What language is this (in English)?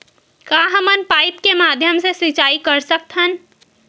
Chhattisgarhi